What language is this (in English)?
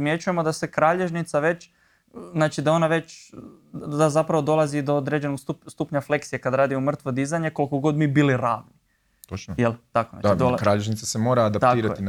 Croatian